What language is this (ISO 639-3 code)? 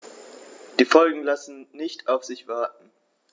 deu